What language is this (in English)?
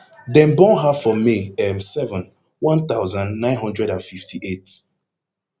Nigerian Pidgin